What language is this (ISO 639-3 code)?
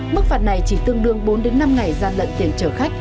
vie